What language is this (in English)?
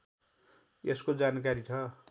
Nepali